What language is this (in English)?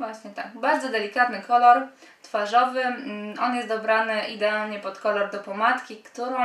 Polish